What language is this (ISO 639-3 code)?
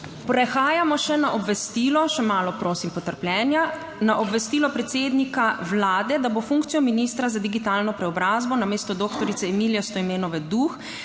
slv